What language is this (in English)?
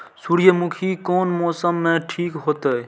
Maithili